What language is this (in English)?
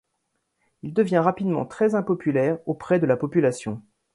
French